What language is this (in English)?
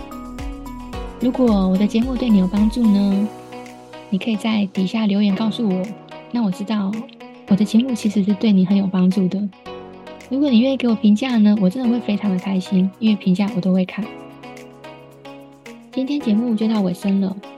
Chinese